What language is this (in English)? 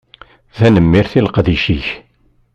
Kabyle